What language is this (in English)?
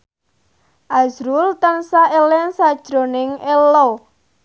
Javanese